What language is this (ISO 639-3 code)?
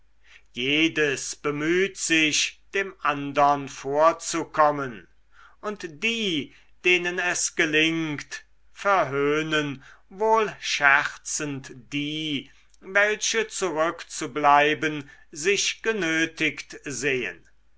deu